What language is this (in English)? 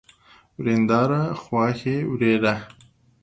Pashto